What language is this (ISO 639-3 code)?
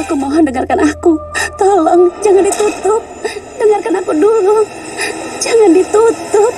ind